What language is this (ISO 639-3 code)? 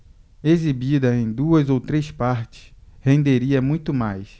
por